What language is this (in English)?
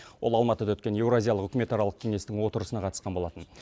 Kazakh